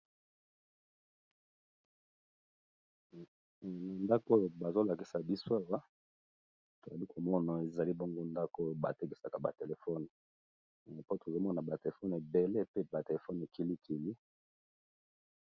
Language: Lingala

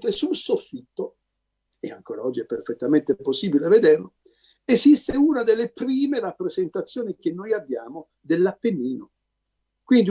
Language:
Italian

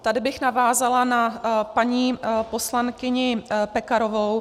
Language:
Czech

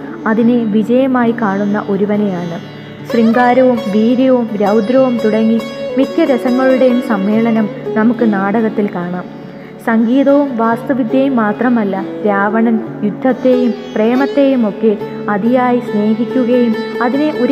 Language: Malayalam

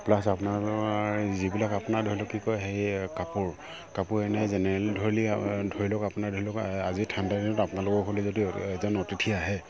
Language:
Assamese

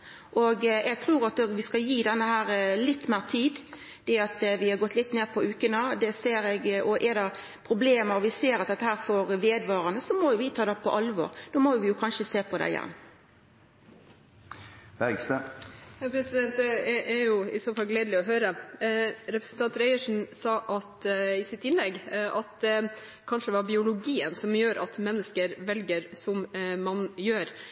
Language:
Norwegian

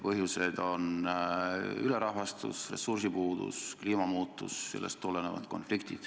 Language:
Estonian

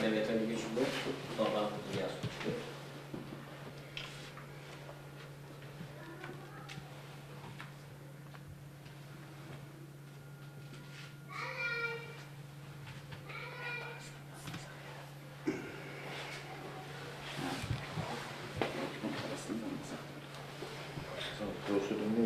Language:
Turkish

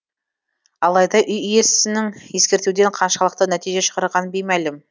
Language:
Kazakh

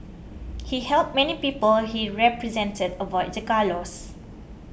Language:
English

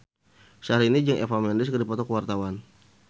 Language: Sundanese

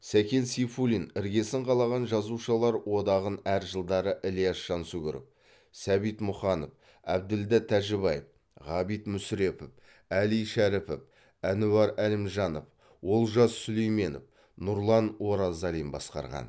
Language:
Kazakh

